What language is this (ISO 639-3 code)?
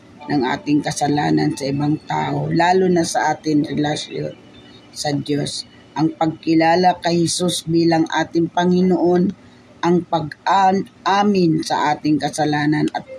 fil